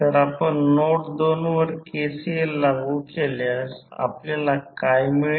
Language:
Marathi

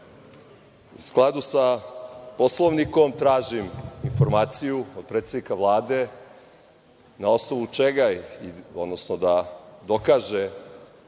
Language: Serbian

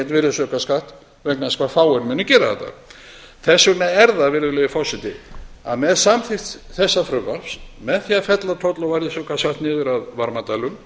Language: Icelandic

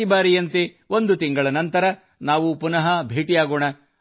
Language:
Kannada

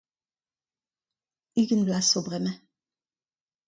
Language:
Breton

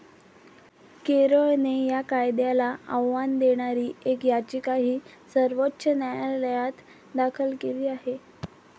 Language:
Marathi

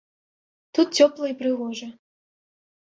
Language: Belarusian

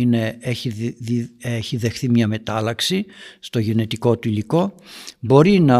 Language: Greek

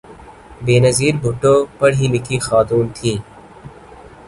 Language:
Urdu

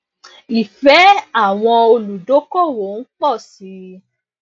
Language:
Yoruba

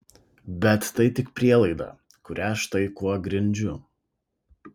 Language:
Lithuanian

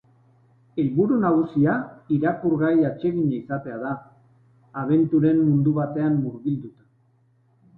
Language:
Basque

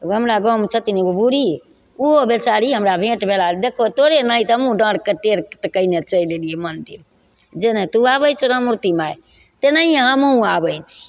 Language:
Maithili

